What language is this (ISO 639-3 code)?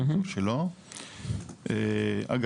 heb